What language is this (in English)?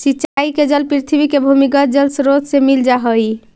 Magahi